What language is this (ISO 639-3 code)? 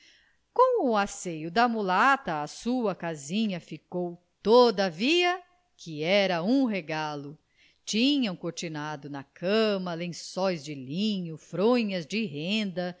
por